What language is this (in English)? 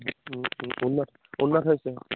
Assamese